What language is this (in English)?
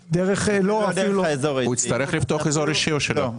Hebrew